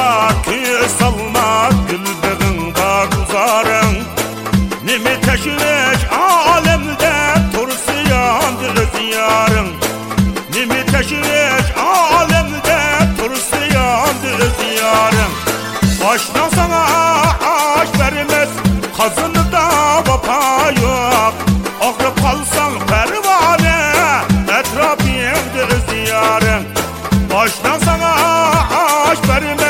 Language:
Turkish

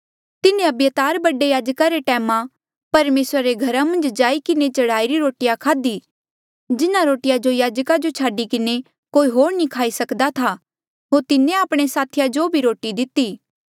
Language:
Mandeali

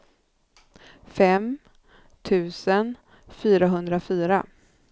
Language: Swedish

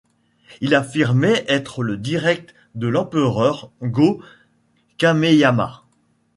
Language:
French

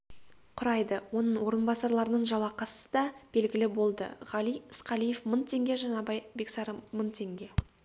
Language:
Kazakh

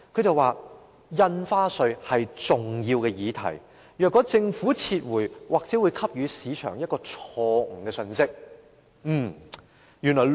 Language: Cantonese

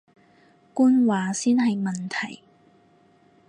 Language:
Cantonese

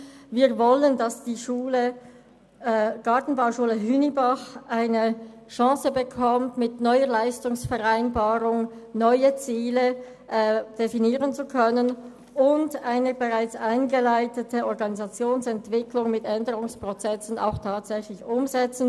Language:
Swiss German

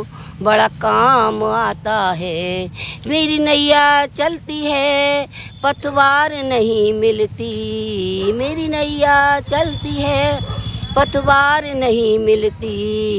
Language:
Hindi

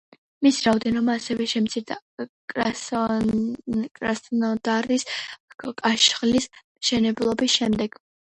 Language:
Georgian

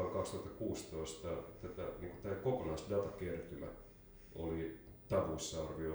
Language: Finnish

